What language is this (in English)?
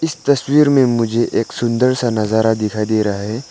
Hindi